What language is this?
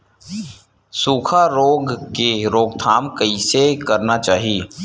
Chhattisgarhi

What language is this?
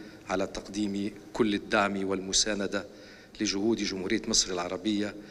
Arabic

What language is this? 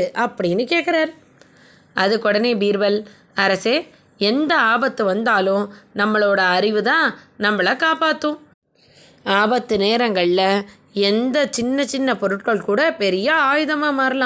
Tamil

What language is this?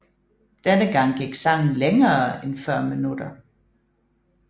Danish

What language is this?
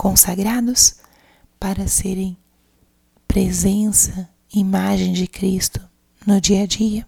Portuguese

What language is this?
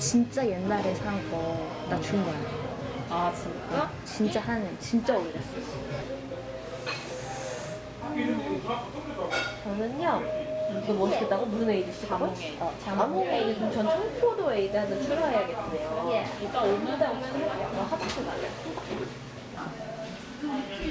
Korean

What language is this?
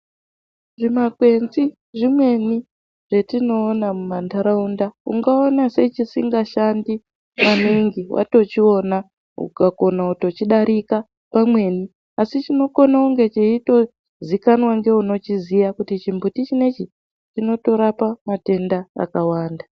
Ndau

